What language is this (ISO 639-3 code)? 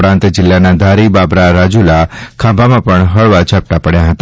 guj